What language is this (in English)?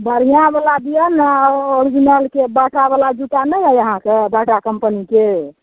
Maithili